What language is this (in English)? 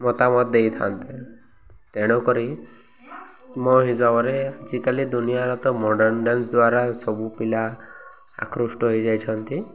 Odia